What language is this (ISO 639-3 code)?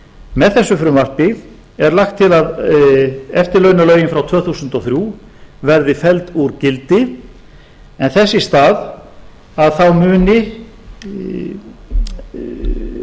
isl